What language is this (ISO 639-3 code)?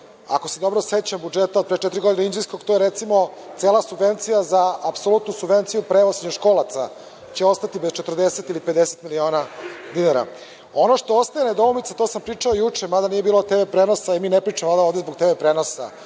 srp